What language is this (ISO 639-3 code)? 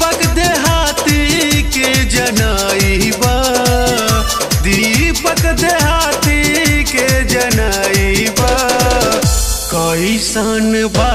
hin